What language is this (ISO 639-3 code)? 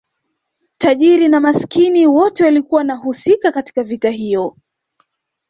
swa